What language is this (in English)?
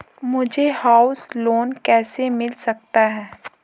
Hindi